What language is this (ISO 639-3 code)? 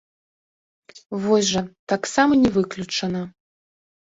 bel